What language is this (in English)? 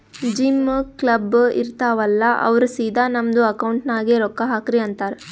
Kannada